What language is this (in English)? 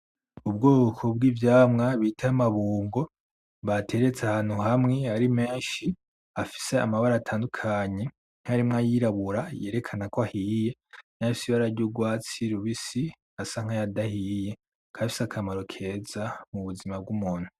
Rundi